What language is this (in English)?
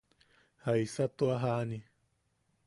Yaqui